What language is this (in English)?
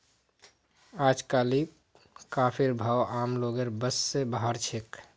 Magahi